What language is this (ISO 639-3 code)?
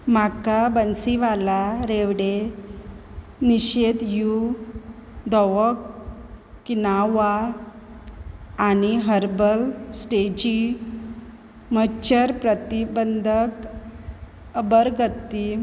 kok